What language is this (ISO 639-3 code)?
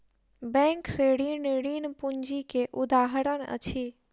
mai